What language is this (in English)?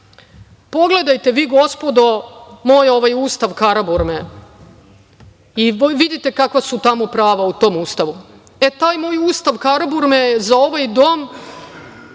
Serbian